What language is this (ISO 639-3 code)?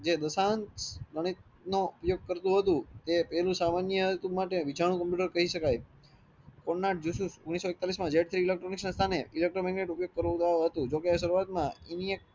guj